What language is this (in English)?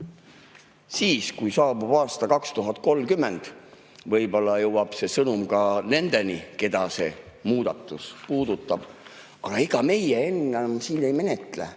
Estonian